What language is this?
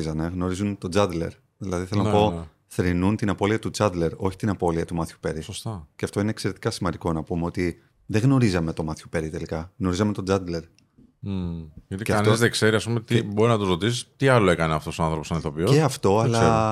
Greek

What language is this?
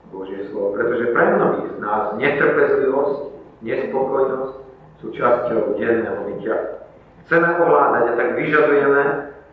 Slovak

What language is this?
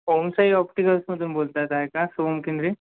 Marathi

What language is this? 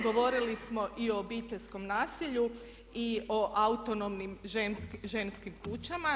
Croatian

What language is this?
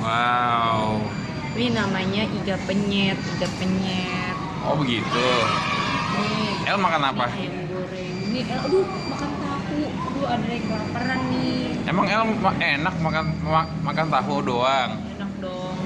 Indonesian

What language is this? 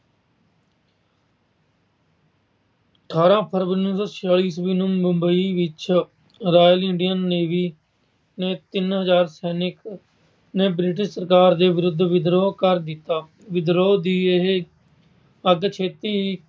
Punjabi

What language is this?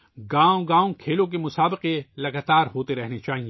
Urdu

